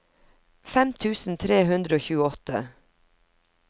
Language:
Norwegian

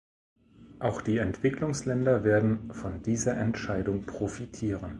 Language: German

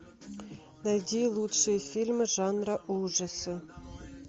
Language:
Russian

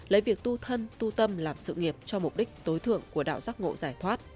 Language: Vietnamese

